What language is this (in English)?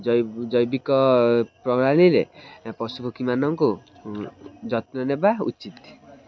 Odia